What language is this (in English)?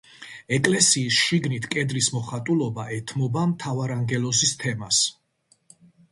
Georgian